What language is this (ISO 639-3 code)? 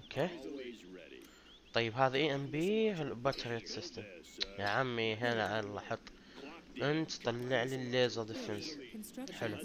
ara